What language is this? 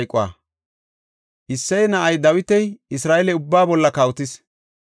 Gofa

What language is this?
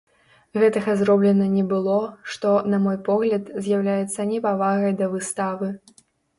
Belarusian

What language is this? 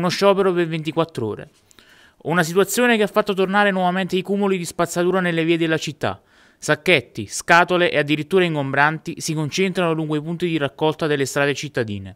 Italian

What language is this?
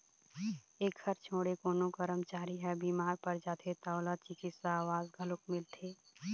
Chhattisgarhi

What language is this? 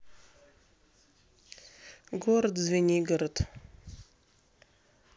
Russian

